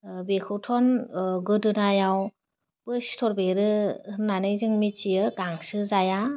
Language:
Bodo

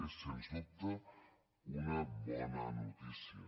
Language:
Catalan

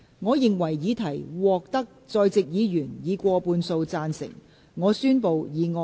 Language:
Cantonese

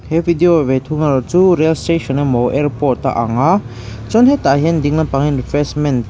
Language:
Mizo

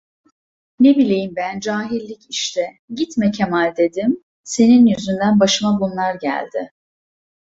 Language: Turkish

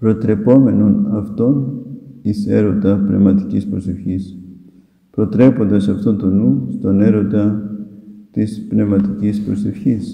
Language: Greek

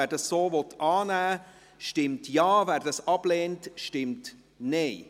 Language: Swiss German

